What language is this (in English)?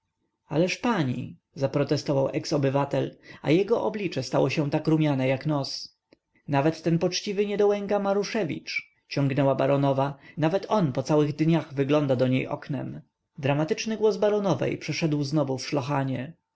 Polish